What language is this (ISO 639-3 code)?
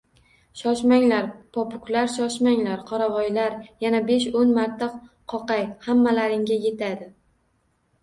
uzb